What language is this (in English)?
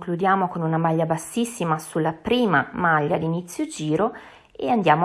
Italian